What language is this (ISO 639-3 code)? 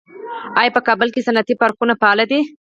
pus